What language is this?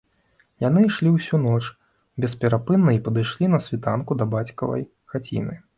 Belarusian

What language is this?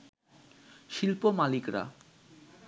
Bangla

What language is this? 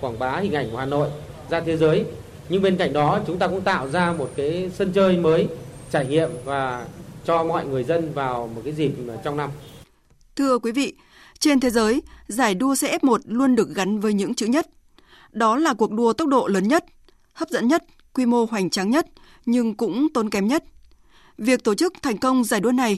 Vietnamese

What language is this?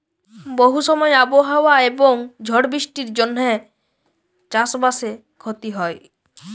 Bangla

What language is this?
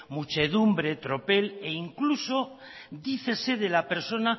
Spanish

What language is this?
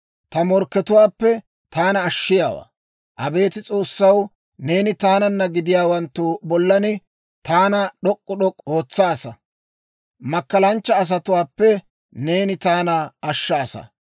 Dawro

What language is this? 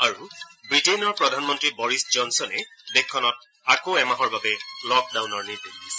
Assamese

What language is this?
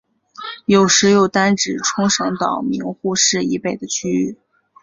Chinese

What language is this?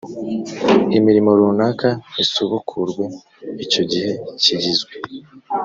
Kinyarwanda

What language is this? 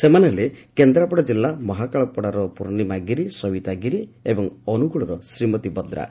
Odia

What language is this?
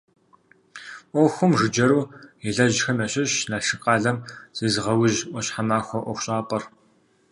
Kabardian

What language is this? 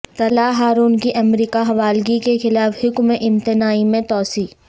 Urdu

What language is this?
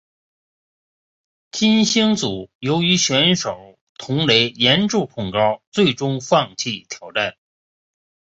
Chinese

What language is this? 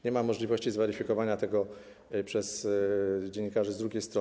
Polish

